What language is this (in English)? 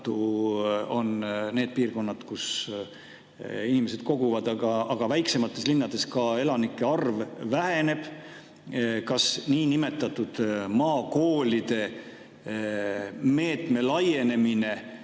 Estonian